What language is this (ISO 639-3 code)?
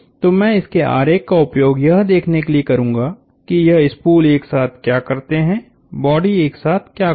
hin